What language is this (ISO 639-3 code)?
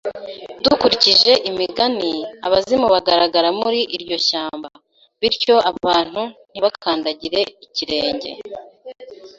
kin